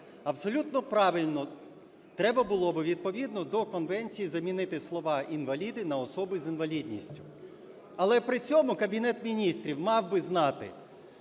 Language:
Ukrainian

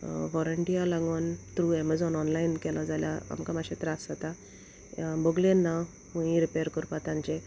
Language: Konkani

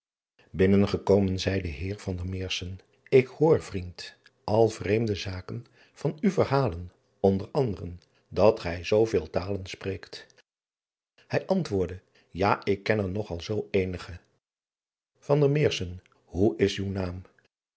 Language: Dutch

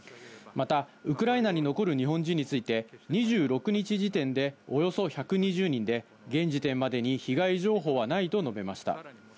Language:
Japanese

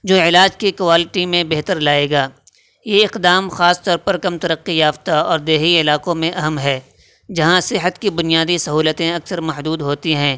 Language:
Urdu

